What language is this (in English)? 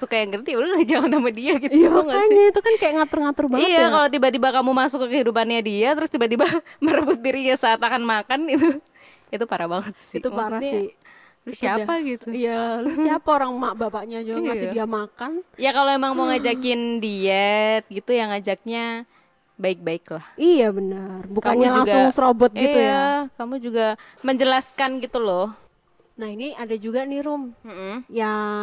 Indonesian